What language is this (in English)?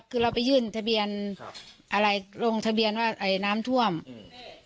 Thai